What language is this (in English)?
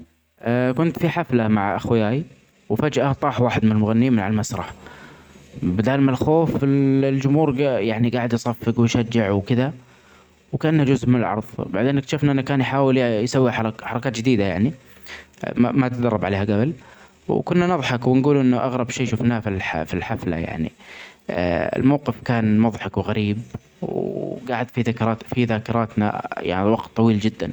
Omani Arabic